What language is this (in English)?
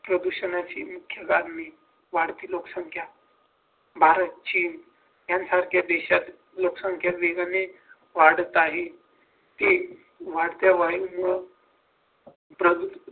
Marathi